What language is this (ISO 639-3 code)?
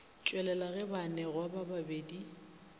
nso